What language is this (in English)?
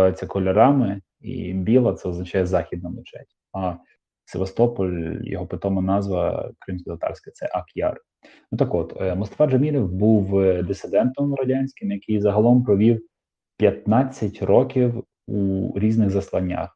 Ukrainian